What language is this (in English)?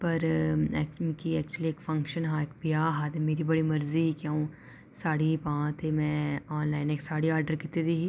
Dogri